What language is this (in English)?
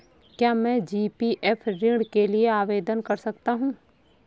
Hindi